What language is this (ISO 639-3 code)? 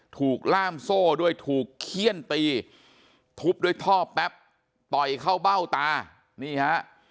tha